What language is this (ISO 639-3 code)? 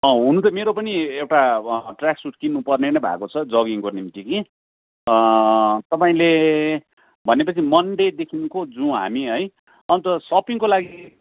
nep